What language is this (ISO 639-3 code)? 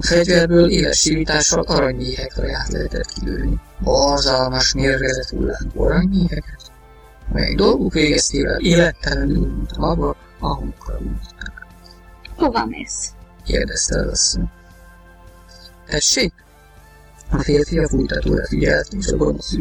hun